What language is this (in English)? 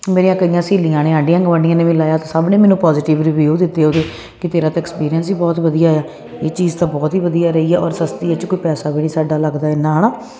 Punjabi